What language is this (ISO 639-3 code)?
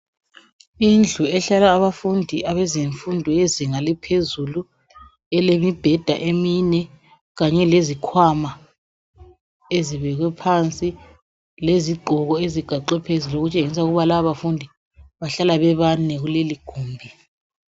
nde